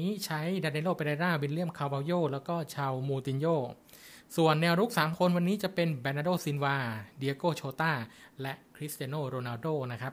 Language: Thai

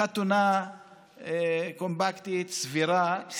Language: Hebrew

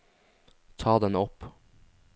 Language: Norwegian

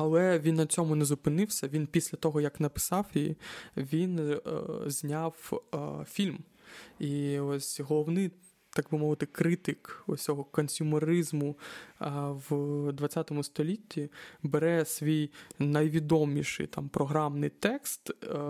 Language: Ukrainian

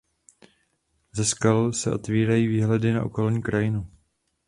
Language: Czech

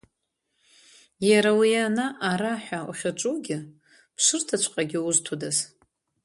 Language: Abkhazian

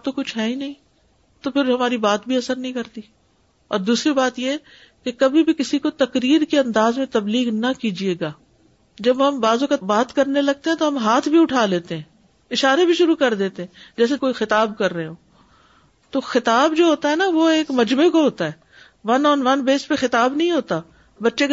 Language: Urdu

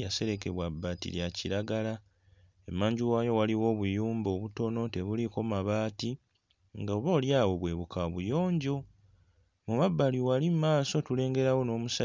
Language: Ganda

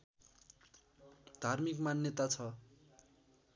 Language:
Nepali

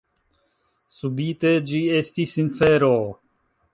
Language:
Esperanto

